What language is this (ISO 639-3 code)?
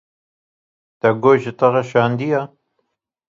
kur